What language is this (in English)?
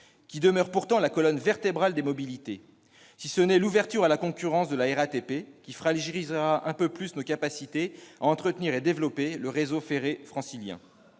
French